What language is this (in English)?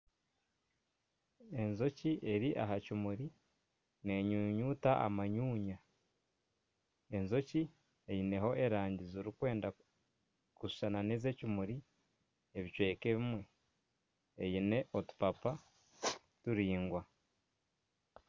Nyankole